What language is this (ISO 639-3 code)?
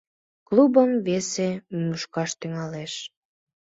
chm